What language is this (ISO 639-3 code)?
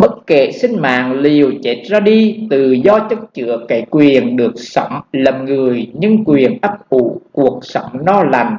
vie